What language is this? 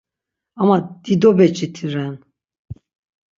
Laz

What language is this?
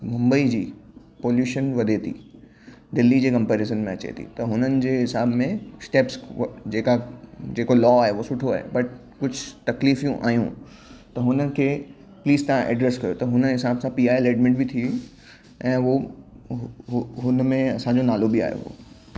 Sindhi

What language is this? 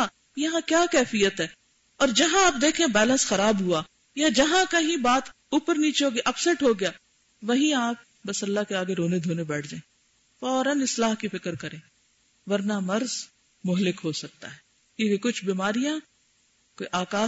Urdu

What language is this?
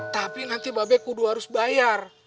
Indonesian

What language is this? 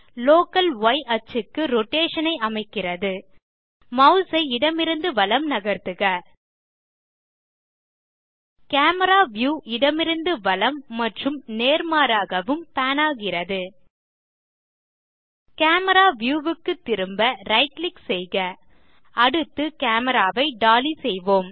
Tamil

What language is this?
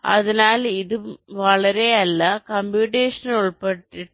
Malayalam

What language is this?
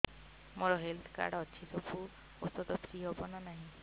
Odia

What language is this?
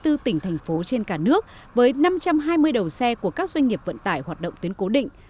Vietnamese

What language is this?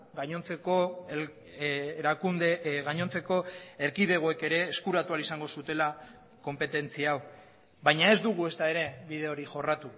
Basque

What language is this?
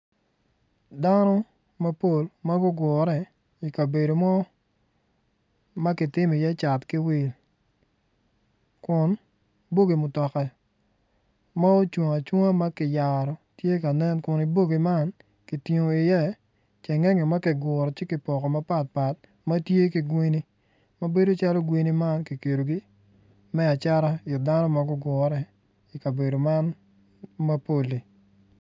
Acoli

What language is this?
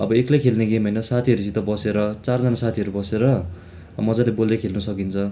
Nepali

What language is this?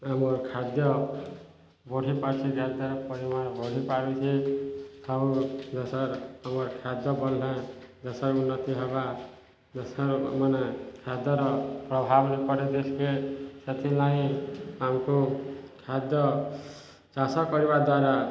Odia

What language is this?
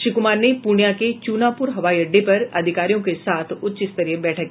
Hindi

